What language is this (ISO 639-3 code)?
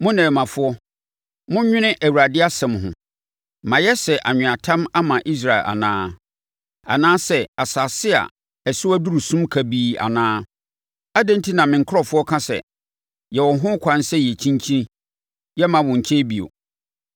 aka